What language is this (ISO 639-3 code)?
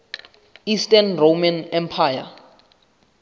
sot